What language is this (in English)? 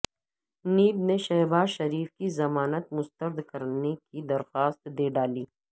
Urdu